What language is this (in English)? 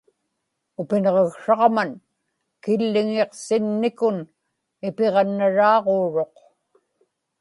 Inupiaq